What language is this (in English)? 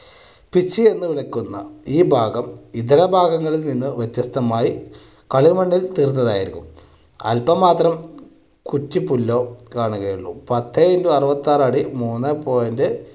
Malayalam